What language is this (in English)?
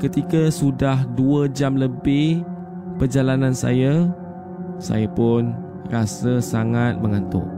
Malay